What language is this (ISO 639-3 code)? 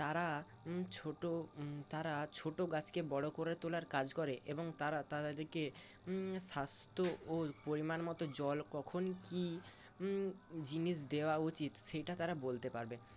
ben